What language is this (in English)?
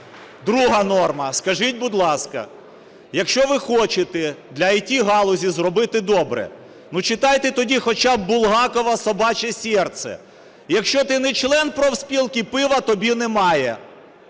Ukrainian